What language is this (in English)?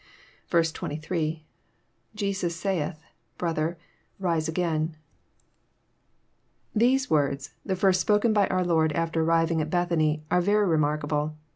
English